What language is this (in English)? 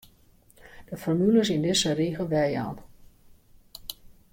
Western Frisian